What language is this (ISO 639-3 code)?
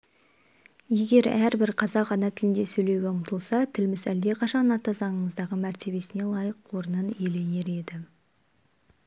kaz